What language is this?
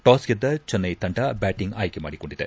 Kannada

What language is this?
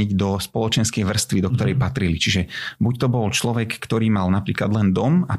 Slovak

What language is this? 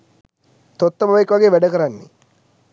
Sinhala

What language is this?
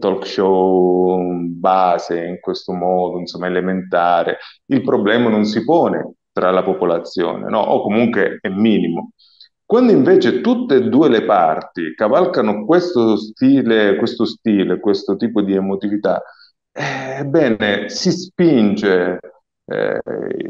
Italian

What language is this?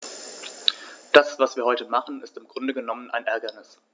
German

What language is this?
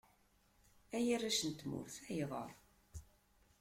Kabyle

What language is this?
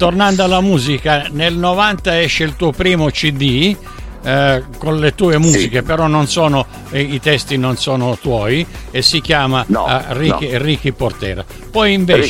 Italian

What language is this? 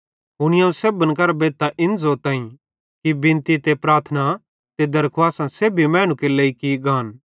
Bhadrawahi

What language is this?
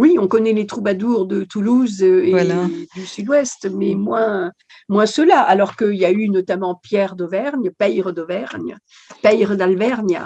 French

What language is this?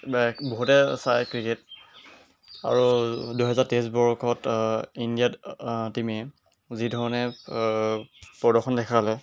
Assamese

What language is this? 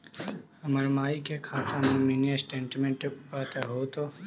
Magahi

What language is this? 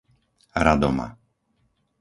Slovak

